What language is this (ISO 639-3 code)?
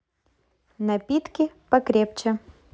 rus